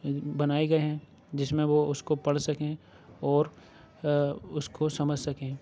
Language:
Urdu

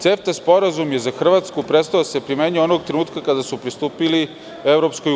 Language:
Serbian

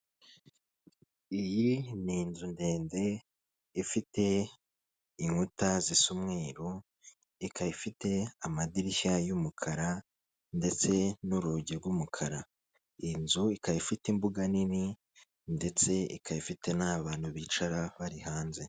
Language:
Kinyarwanda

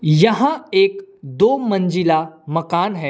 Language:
Hindi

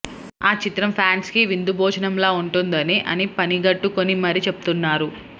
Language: Telugu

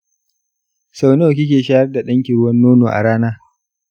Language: Hausa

